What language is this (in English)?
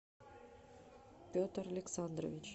Russian